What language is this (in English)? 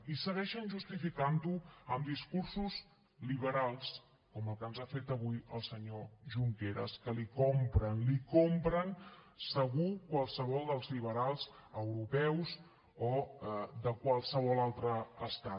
Catalan